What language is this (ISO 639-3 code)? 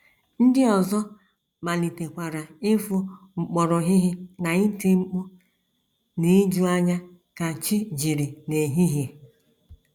ibo